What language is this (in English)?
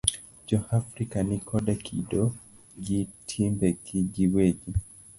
Luo (Kenya and Tanzania)